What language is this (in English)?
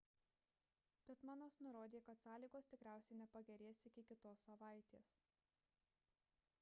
Lithuanian